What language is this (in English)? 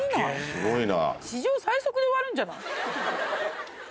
Japanese